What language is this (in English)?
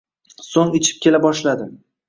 Uzbek